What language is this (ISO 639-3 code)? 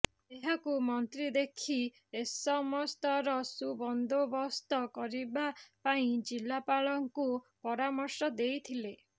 ori